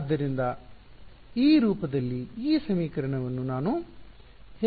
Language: Kannada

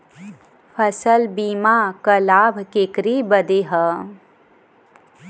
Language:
Bhojpuri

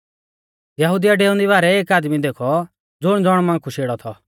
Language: Mahasu Pahari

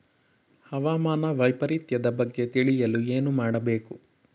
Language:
Kannada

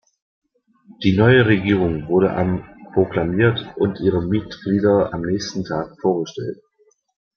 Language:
German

